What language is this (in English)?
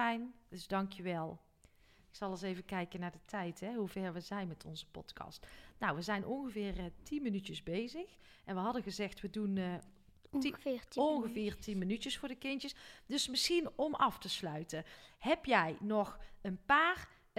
Dutch